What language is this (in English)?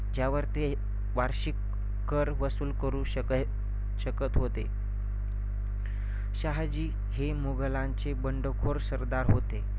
Marathi